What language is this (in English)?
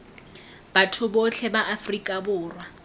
Tswana